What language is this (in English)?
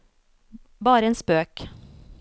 Norwegian